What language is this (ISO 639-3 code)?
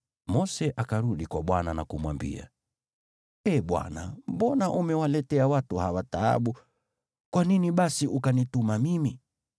swa